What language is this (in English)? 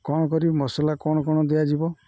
Odia